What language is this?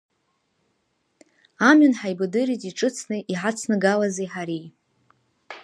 Abkhazian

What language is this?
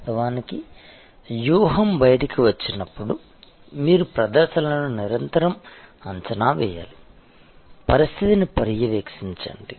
Telugu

